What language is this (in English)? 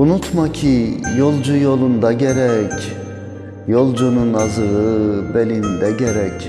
Turkish